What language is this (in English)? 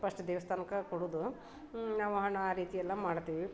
Kannada